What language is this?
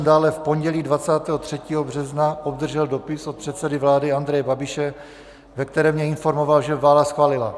Czech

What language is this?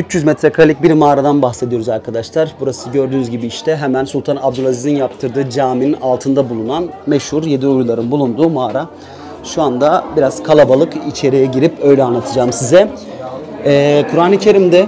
Turkish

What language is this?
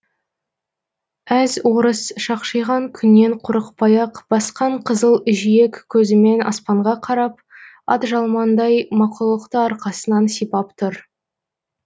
Kazakh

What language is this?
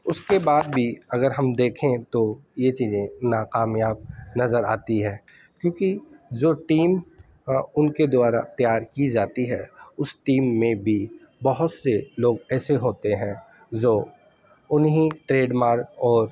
Urdu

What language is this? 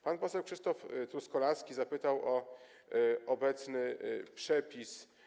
Polish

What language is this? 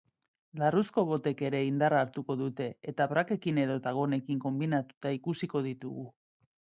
Basque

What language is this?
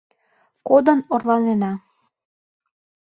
Mari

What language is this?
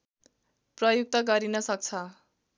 Nepali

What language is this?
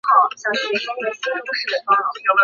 Chinese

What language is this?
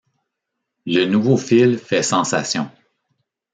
French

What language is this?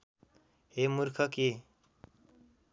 Nepali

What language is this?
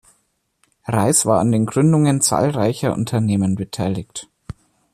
German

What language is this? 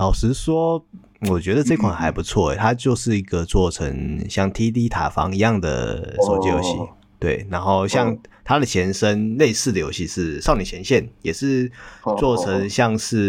Chinese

